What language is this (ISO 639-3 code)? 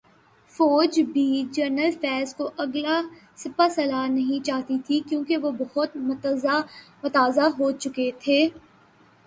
urd